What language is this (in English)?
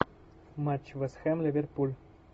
Russian